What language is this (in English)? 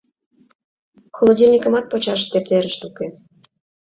Mari